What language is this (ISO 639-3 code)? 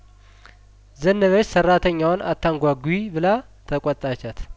amh